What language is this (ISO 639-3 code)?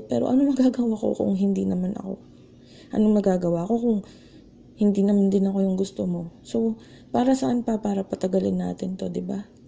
fil